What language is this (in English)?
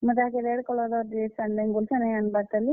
Odia